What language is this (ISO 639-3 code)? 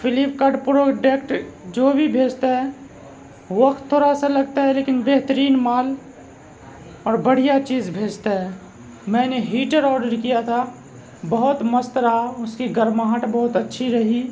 urd